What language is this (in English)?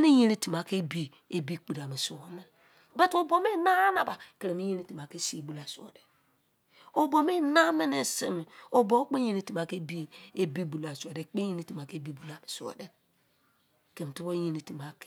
Izon